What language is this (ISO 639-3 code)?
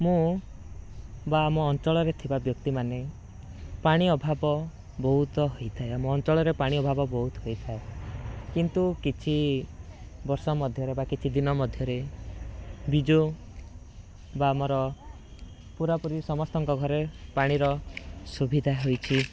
ori